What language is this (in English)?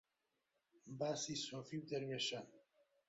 Central Kurdish